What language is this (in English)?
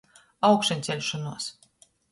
Latgalian